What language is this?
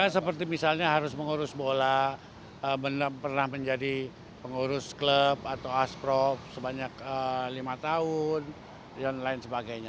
Indonesian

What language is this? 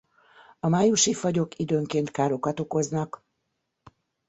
Hungarian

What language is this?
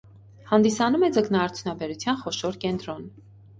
Armenian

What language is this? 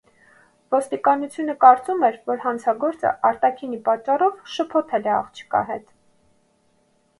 Armenian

